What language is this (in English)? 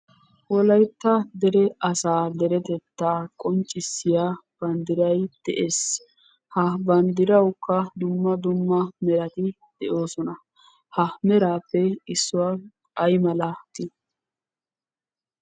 Wolaytta